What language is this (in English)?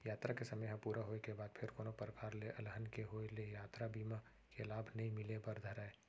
Chhattisgarhi